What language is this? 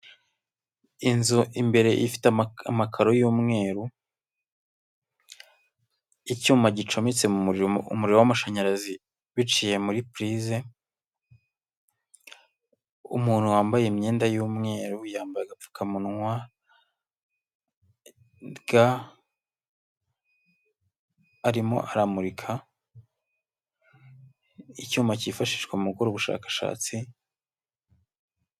Kinyarwanda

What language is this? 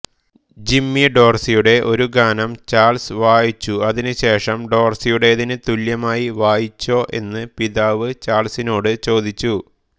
Malayalam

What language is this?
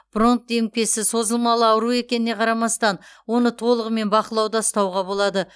Kazakh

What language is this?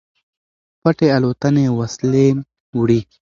Pashto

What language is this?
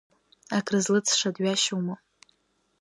Abkhazian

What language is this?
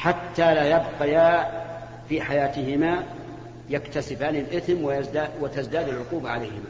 Arabic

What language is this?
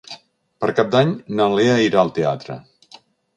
Catalan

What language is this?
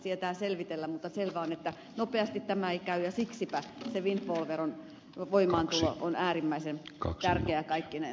Finnish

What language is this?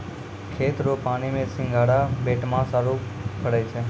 Maithili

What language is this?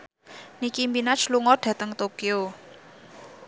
Javanese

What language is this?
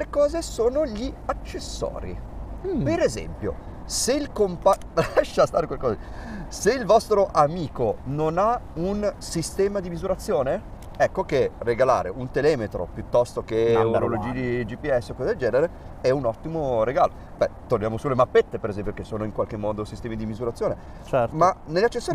Italian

